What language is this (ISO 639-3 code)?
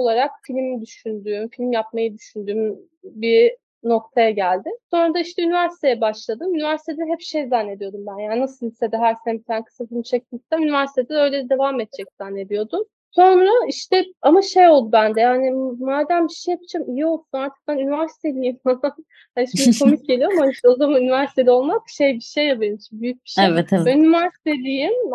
tur